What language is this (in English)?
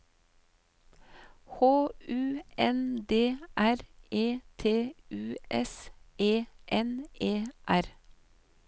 Norwegian